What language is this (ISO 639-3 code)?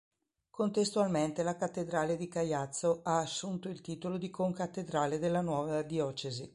ita